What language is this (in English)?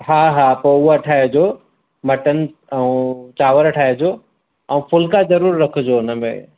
Sindhi